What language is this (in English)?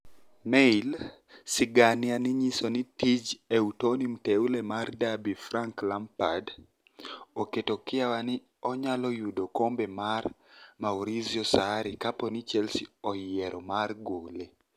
Luo (Kenya and Tanzania)